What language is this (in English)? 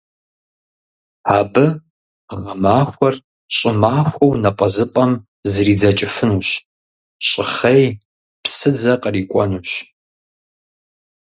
Kabardian